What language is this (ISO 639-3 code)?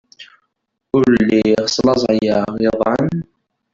kab